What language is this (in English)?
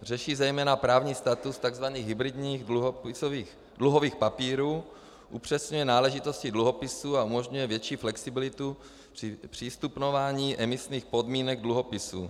Czech